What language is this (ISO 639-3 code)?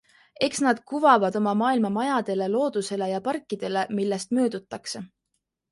est